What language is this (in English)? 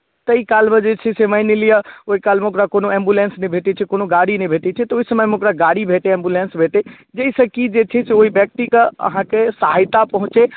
Maithili